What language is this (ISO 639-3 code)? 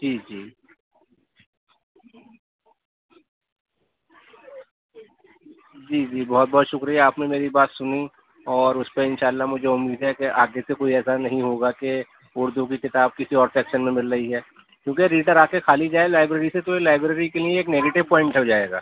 urd